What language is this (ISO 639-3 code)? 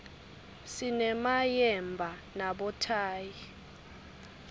ssw